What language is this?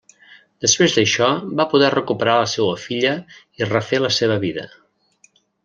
Catalan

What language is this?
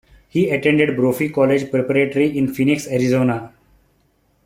English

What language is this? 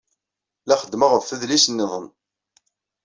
Kabyle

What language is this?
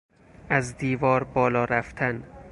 Persian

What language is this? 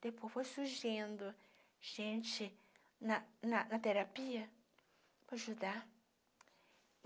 Portuguese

